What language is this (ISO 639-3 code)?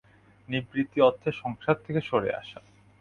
ben